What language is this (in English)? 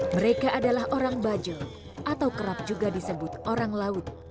Indonesian